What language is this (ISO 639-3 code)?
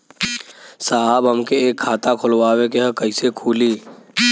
bho